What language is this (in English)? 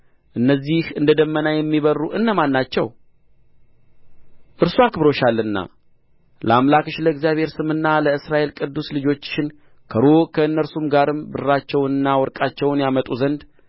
Amharic